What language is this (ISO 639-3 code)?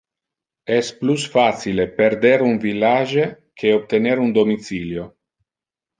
ina